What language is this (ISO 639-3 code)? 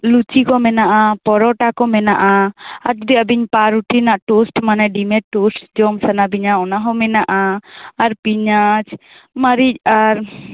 sat